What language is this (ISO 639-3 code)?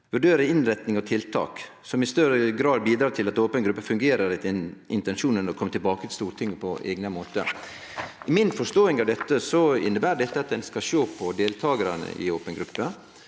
nor